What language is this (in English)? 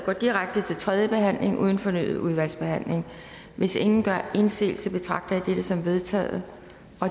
Danish